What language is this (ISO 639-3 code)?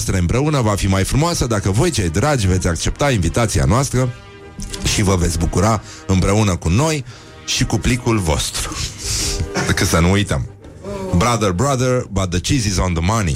ron